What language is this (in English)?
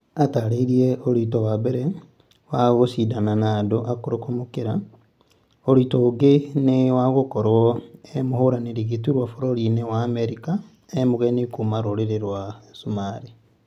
Kikuyu